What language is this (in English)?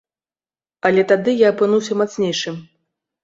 Belarusian